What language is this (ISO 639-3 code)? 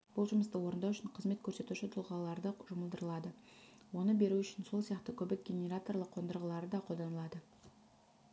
kaz